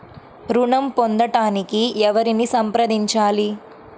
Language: Telugu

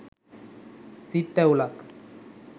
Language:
Sinhala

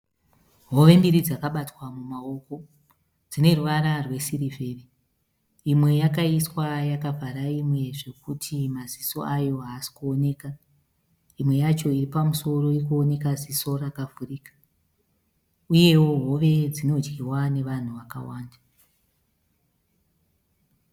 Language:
Shona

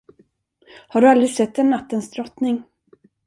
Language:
Swedish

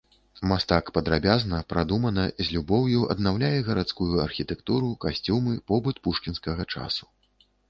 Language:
Belarusian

